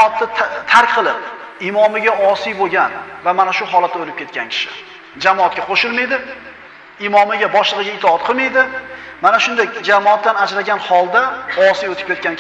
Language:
Uzbek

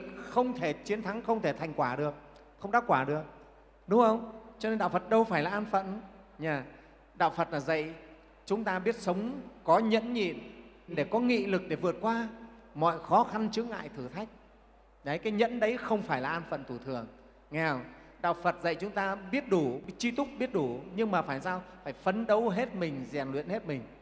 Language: Vietnamese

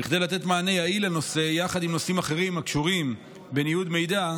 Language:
Hebrew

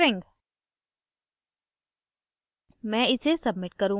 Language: Hindi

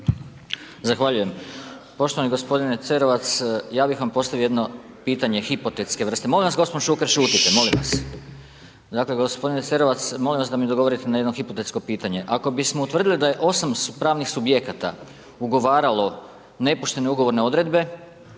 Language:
Croatian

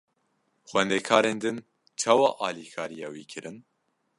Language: Kurdish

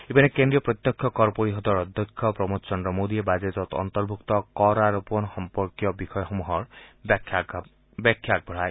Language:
Assamese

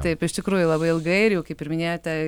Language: Lithuanian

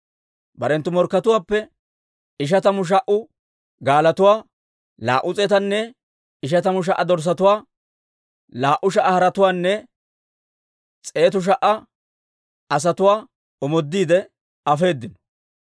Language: Dawro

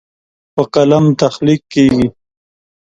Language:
Pashto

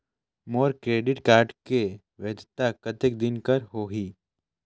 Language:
Chhattisgarhi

